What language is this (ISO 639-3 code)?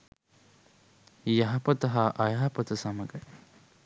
sin